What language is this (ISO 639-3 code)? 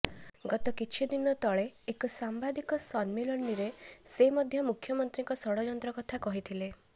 ori